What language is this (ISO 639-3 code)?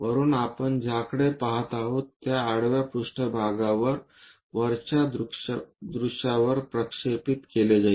mar